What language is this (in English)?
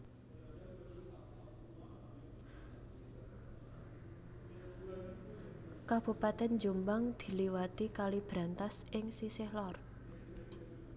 Javanese